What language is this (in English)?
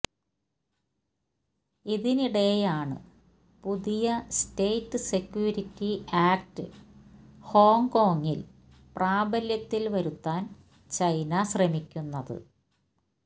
Malayalam